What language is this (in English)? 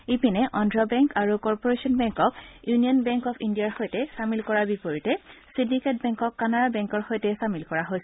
Assamese